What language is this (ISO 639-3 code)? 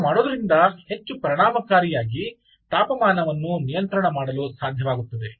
kan